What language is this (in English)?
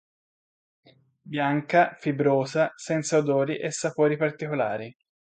Italian